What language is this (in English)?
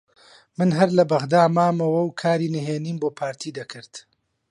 Central Kurdish